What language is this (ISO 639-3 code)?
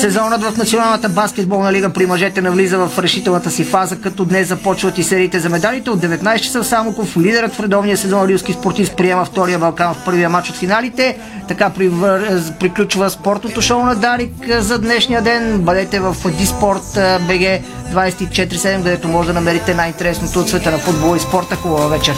bul